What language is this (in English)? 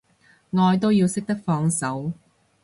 Cantonese